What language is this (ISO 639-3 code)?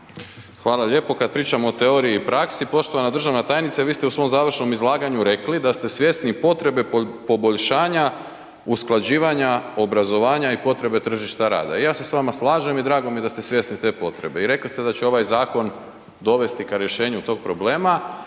hrv